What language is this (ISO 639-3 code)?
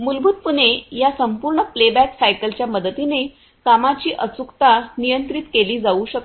mar